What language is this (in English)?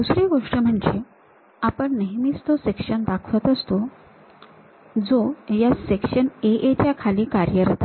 Marathi